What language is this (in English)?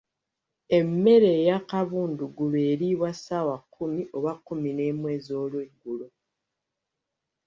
Ganda